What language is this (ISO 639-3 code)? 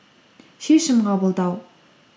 kaz